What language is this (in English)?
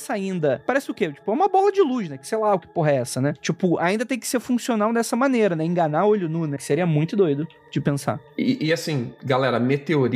Portuguese